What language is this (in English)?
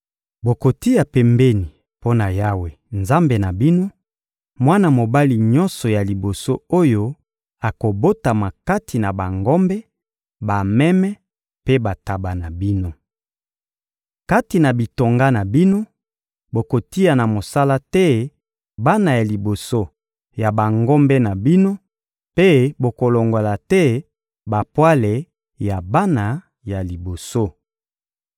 Lingala